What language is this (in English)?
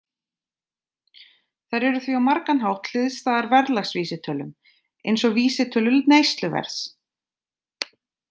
Icelandic